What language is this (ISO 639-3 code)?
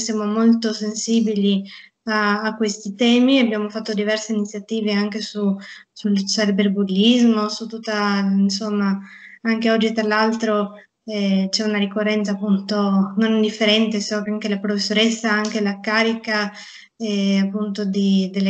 ita